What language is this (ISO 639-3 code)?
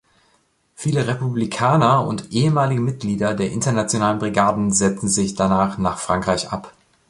deu